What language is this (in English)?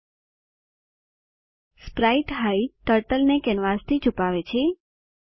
Gujarati